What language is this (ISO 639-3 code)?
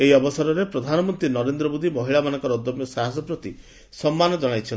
ori